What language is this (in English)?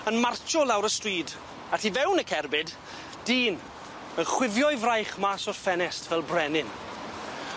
Welsh